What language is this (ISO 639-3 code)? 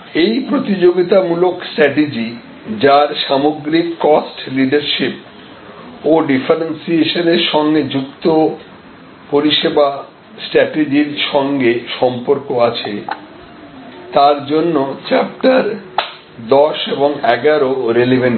ben